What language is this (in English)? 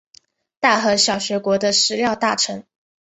Chinese